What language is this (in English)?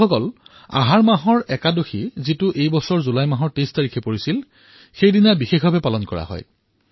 Assamese